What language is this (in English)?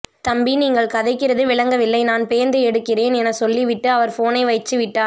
Tamil